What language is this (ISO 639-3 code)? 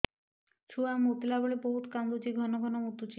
ori